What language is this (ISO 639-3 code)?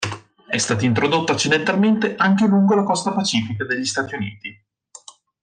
ita